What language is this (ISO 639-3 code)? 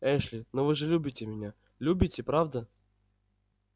rus